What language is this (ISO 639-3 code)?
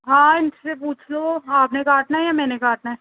doi